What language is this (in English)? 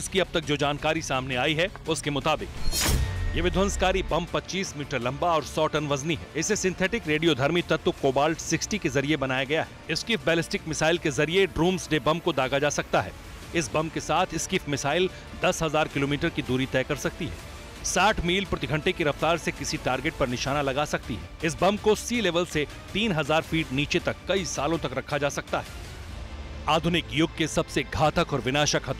Hindi